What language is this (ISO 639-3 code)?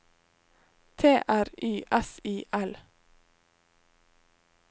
nor